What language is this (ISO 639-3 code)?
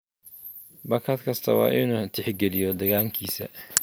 som